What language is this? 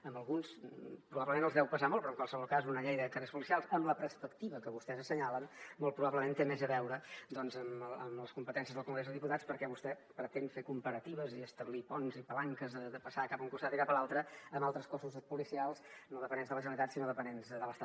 Catalan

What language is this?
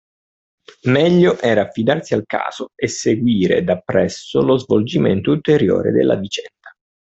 Italian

